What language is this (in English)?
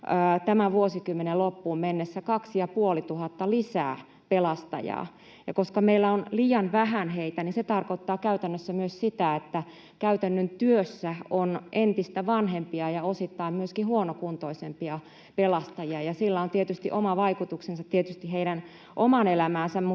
Finnish